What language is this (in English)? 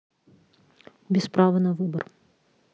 Russian